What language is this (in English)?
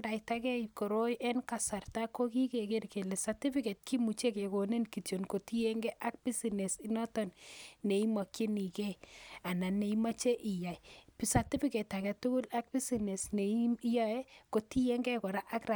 Kalenjin